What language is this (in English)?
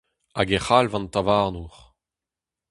Breton